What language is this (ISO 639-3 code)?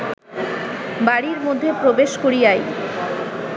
ben